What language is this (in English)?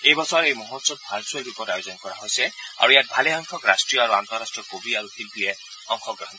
Assamese